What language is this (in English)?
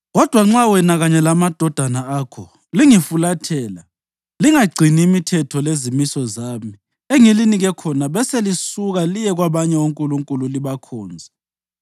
North Ndebele